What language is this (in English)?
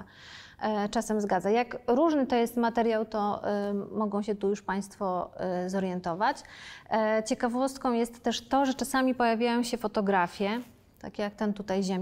Polish